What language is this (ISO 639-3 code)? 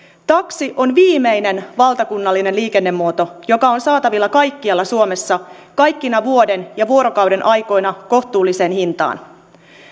fin